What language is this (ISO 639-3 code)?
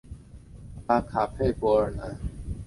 zho